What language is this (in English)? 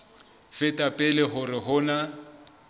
Southern Sotho